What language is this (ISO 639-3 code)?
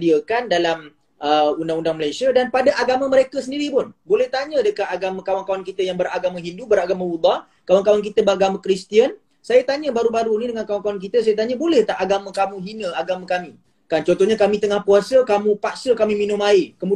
msa